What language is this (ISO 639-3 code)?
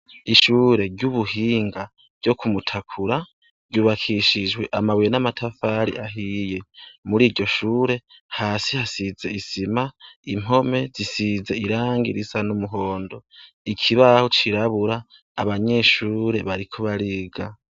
run